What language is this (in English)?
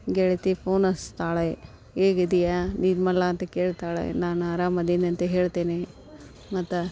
Kannada